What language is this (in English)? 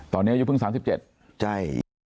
Thai